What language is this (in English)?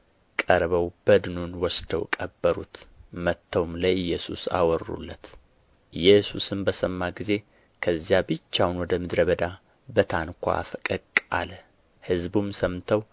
Amharic